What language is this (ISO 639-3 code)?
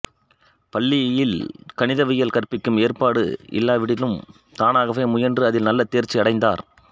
tam